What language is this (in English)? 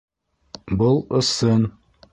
Bashkir